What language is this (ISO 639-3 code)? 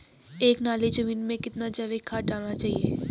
hin